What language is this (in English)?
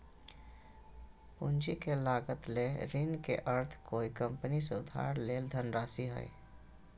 Magahi